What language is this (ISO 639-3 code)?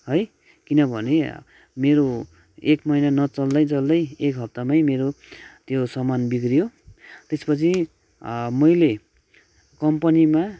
nep